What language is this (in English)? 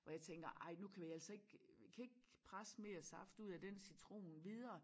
Danish